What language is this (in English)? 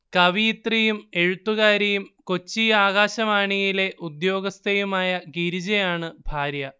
Malayalam